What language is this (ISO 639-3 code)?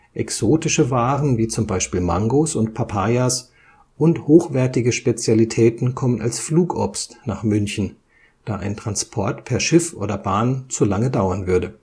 deu